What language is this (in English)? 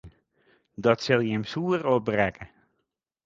Western Frisian